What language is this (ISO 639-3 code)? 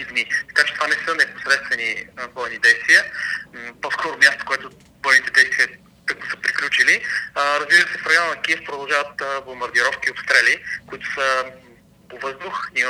bul